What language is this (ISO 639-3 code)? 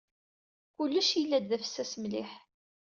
kab